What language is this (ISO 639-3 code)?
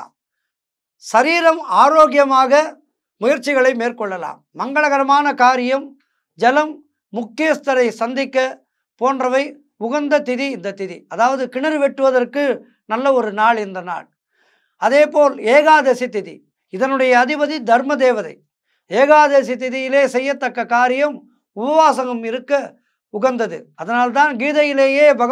tam